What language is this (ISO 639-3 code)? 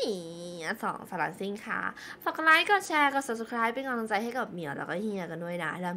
tha